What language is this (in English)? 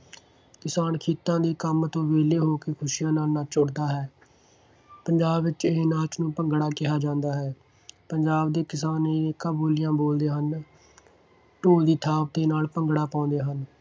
Punjabi